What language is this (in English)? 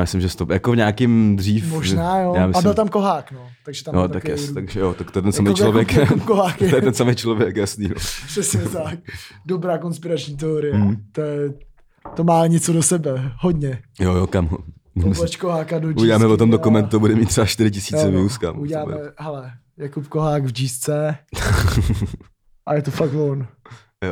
Czech